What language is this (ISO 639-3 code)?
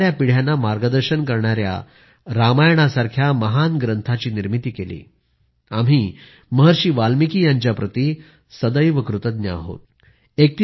mar